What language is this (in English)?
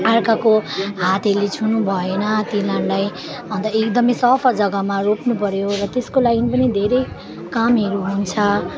Nepali